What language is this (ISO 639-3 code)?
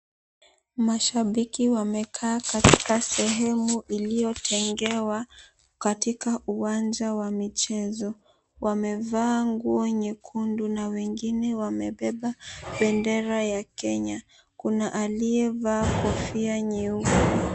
swa